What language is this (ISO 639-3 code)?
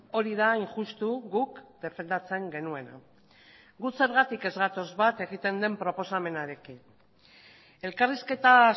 eus